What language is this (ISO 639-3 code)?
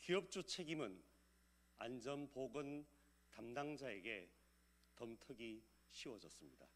kor